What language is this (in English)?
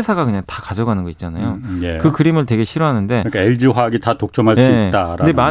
Korean